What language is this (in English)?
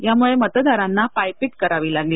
Marathi